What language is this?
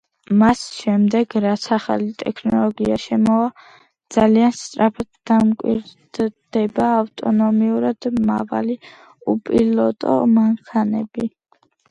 Georgian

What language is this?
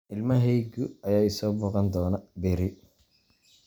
Somali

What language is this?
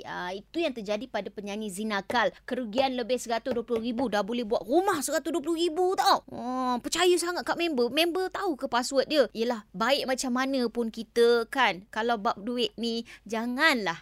Malay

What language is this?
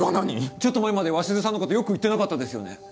Japanese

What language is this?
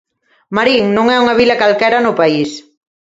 Galician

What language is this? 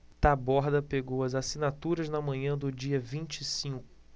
Portuguese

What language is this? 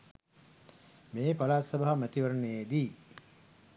Sinhala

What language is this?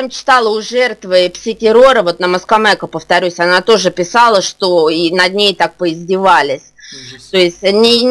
Russian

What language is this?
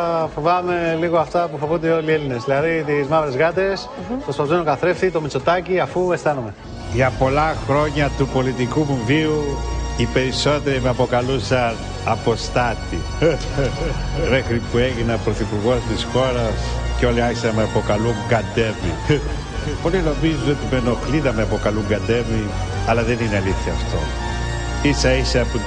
Greek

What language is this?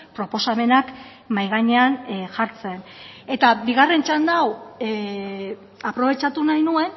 Basque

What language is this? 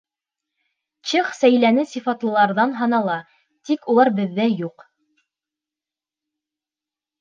Bashkir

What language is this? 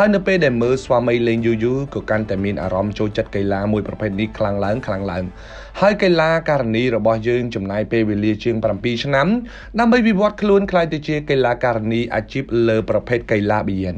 Thai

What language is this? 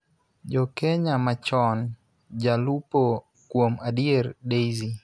Luo (Kenya and Tanzania)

